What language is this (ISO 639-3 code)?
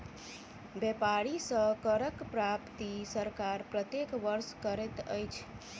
mai